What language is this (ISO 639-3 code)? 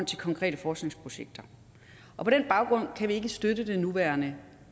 dan